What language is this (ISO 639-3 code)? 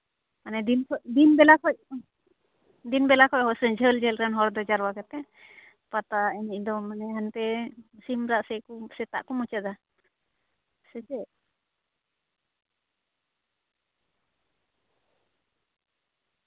sat